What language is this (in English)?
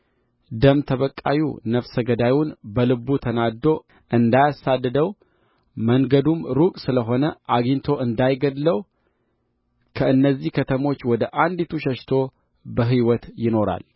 Amharic